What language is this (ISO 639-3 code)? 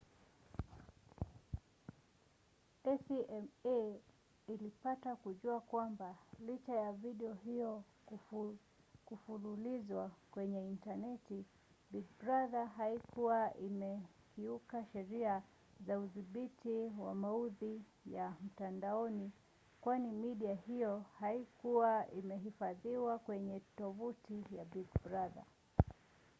swa